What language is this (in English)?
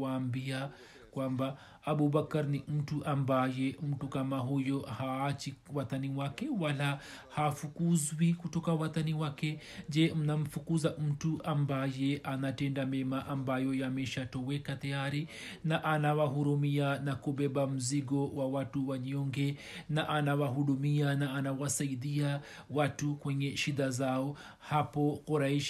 Swahili